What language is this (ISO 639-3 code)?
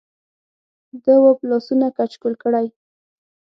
pus